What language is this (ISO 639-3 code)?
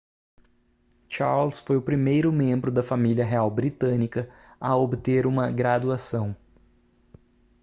por